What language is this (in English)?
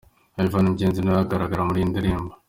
Kinyarwanda